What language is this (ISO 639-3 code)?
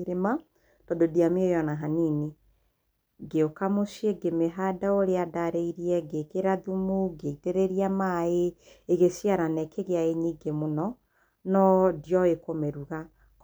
kik